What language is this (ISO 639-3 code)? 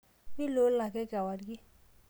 mas